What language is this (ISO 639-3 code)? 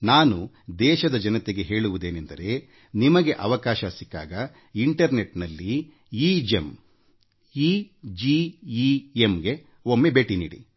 kan